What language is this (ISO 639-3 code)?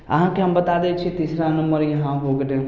mai